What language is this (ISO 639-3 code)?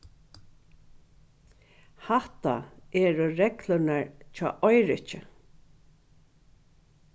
fao